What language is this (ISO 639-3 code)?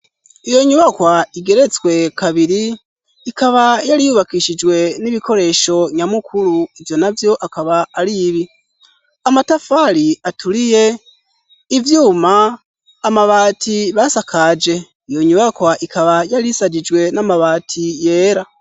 run